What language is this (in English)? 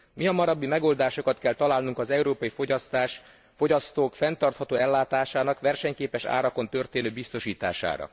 Hungarian